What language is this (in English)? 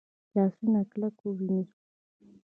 Pashto